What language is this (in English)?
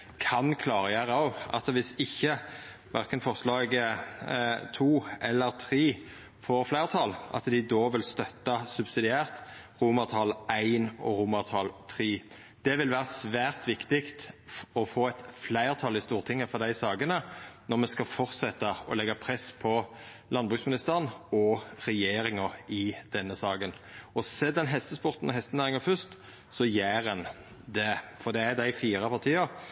Norwegian Nynorsk